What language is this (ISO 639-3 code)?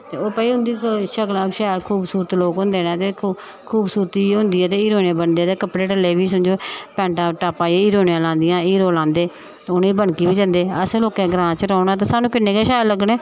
doi